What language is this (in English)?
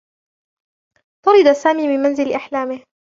Arabic